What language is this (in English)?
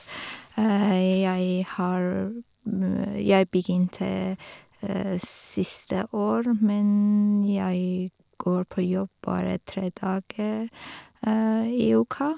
Norwegian